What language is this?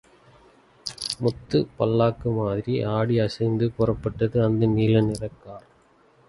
Tamil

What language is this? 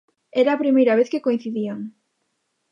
Galician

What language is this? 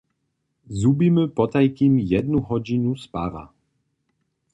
Upper Sorbian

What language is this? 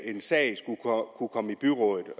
Danish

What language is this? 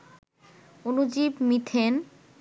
Bangla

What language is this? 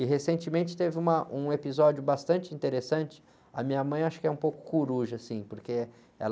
Portuguese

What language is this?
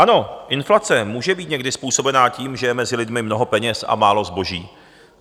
Czech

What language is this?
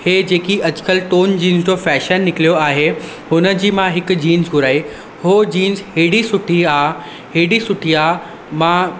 Sindhi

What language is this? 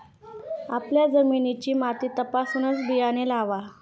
Marathi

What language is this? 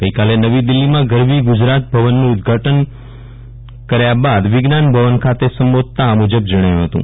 Gujarati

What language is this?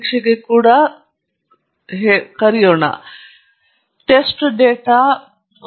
Kannada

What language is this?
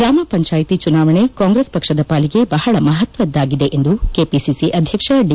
Kannada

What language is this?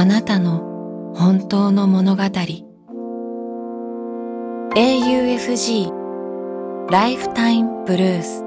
Japanese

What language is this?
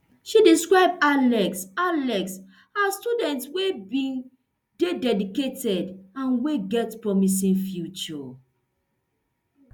Nigerian Pidgin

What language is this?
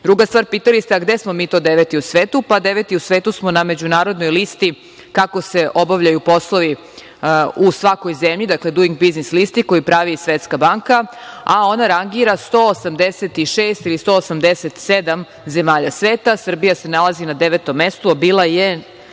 Serbian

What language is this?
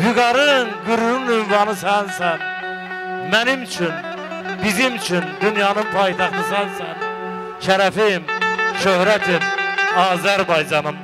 Turkish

